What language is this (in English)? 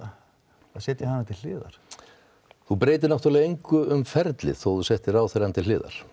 Icelandic